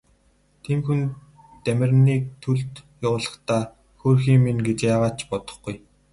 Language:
Mongolian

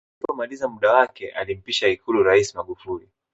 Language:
Swahili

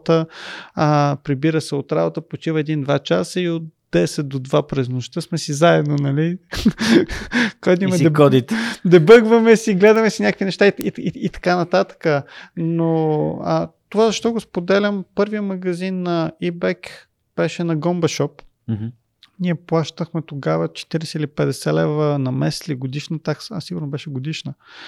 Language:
Bulgarian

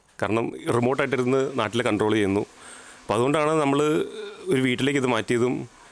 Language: Malayalam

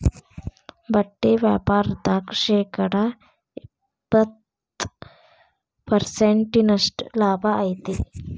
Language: Kannada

